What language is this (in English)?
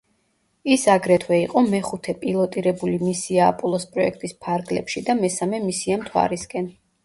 Georgian